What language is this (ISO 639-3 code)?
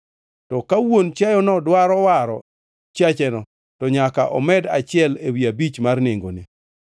luo